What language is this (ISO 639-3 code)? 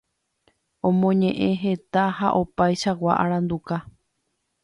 grn